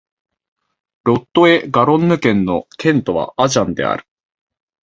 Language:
Japanese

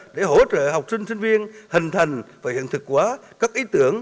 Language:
Vietnamese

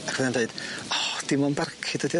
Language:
Welsh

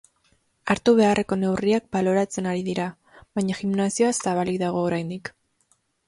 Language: Basque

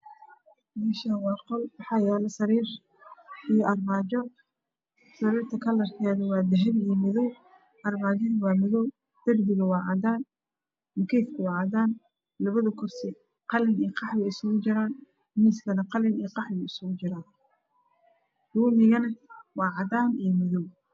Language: Somali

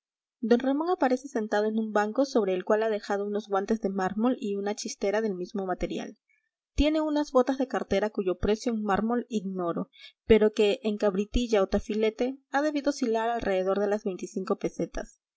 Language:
Spanish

